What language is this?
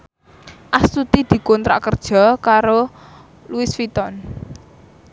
Javanese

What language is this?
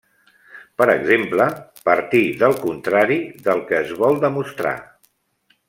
Catalan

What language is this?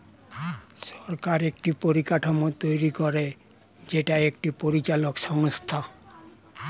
Bangla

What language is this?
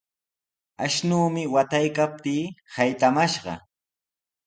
Sihuas Ancash Quechua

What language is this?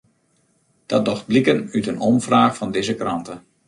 Western Frisian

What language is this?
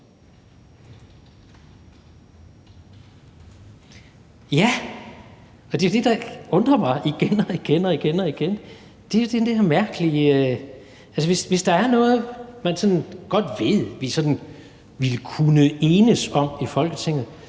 Danish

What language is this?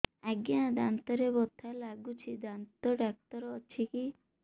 Odia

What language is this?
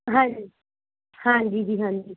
Punjabi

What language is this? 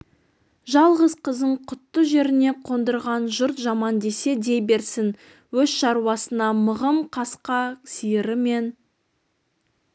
Kazakh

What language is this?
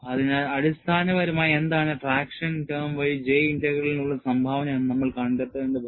Malayalam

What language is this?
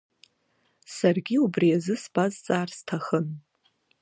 Abkhazian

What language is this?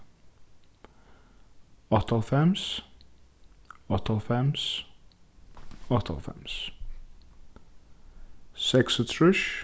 Faroese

